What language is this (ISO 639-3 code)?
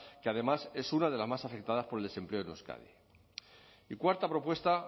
spa